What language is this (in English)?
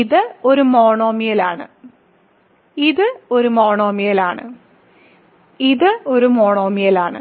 Malayalam